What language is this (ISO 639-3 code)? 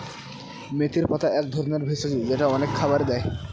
ben